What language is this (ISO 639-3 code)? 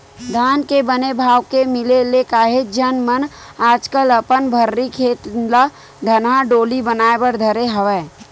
hne